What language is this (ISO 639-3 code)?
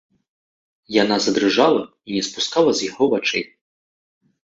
bel